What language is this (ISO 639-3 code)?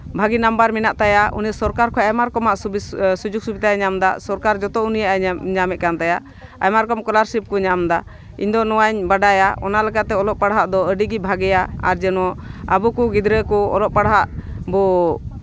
sat